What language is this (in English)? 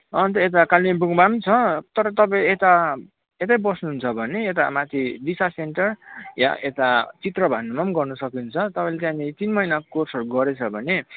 Nepali